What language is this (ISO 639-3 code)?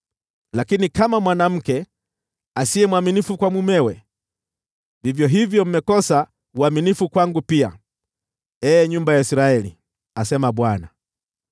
swa